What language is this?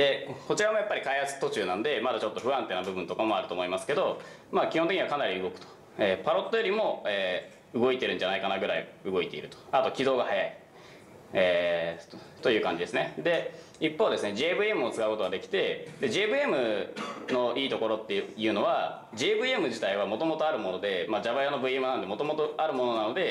Japanese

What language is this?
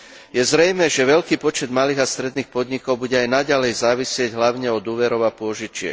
Slovak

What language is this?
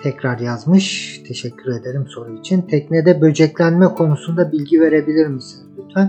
Turkish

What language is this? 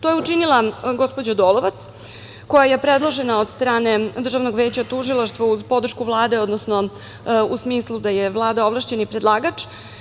Serbian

